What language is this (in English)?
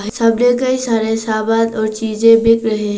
Hindi